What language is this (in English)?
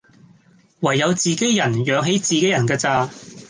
Cantonese